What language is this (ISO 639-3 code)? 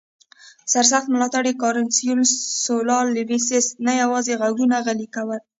pus